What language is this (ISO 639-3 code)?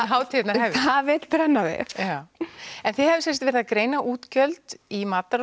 isl